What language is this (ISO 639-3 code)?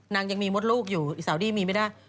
tha